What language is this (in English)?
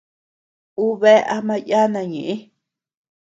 Tepeuxila Cuicatec